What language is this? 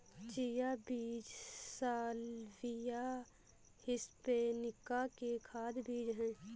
Hindi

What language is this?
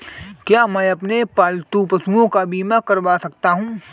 Hindi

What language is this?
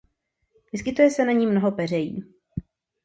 Czech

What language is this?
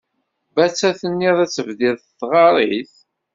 Kabyle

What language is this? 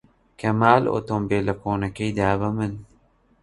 Central Kurdish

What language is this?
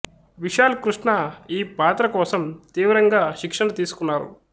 Telugu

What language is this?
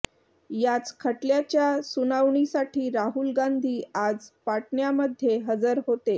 Marathi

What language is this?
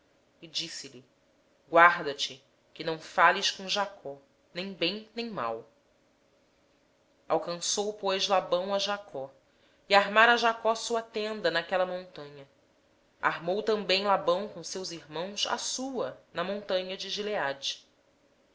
Portuguese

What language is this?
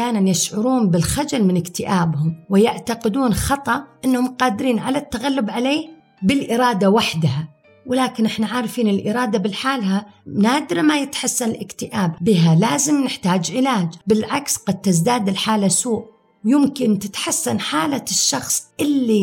Arabic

